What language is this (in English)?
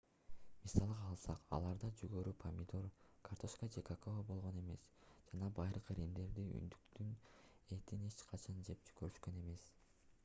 Kyrgyz